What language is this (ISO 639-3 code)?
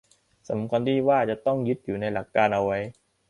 tha